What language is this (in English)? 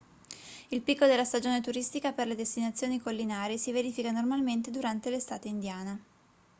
Italian